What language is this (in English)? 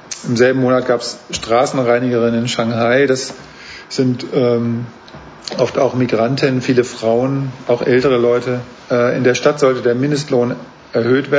German